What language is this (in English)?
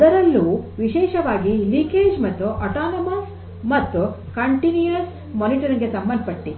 Kannada